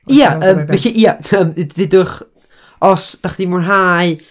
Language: Welsh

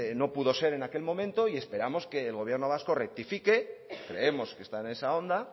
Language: Spanish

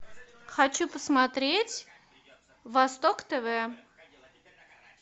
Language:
Russian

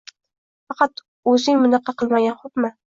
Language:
Uzbek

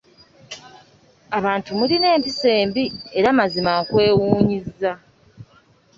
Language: Ganda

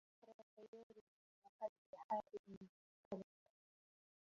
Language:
Arabic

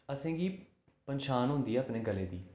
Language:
Dogri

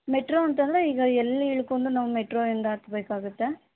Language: Kannada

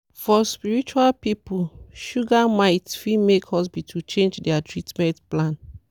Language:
Nigerian Pidgin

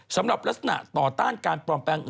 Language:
Thai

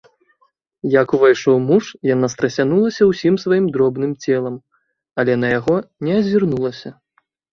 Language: Belarusian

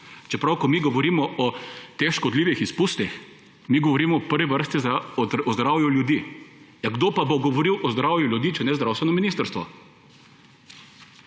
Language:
Slovenian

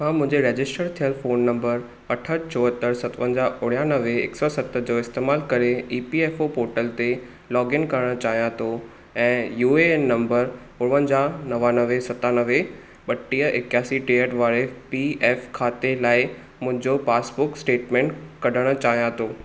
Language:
Sindhi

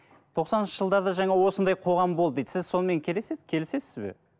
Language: Kazakh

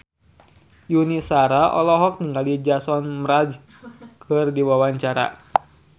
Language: Sundanese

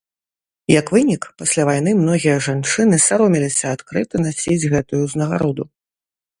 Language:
Belarusian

